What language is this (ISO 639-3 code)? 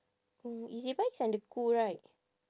eng